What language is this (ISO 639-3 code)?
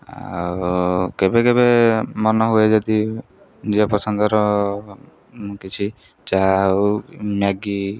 ori